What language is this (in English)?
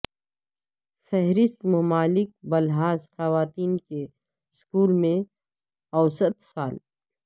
Urdu